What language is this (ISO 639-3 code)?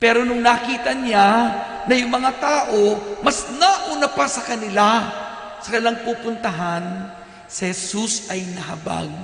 fil